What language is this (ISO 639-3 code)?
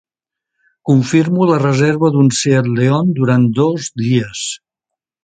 cat